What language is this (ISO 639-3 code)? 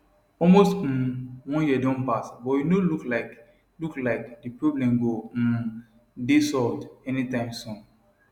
pcm